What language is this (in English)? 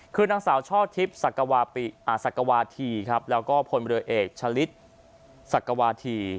Thai